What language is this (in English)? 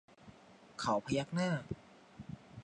Thai